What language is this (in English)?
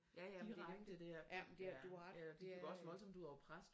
Danish